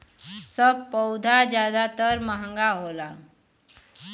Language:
Bhojpuri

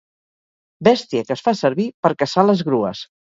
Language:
Catalan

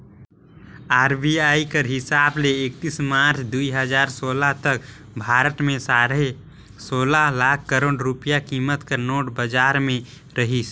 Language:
Chhattisgarhi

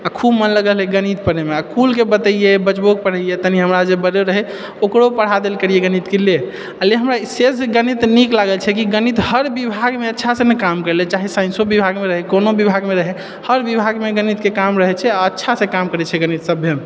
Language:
Maithili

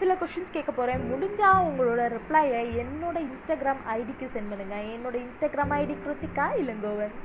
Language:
Tamil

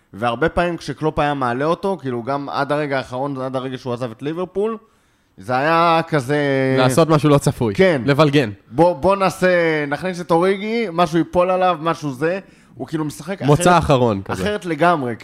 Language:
Hebrew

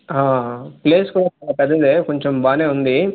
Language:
Telugu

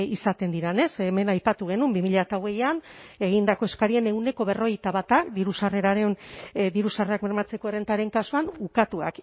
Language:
Basque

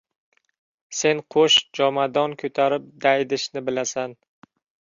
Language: Uzbek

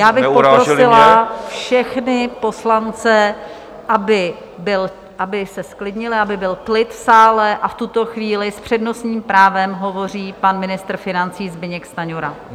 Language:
Czech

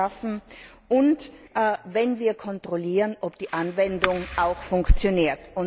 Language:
German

